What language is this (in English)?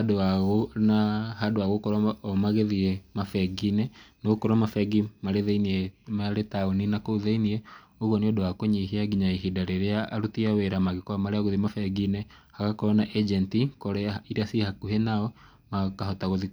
Kikuyu